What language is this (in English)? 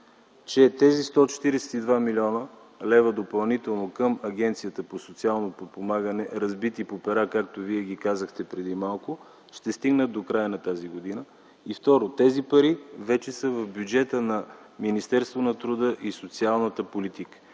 Bulgarian